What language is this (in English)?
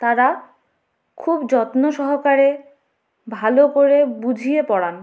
Bangla